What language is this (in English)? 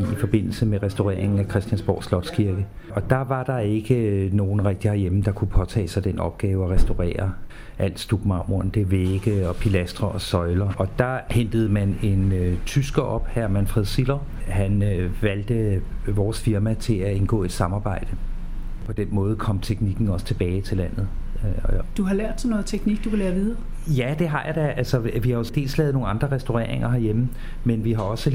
Danish